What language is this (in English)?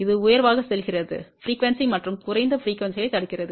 Tamil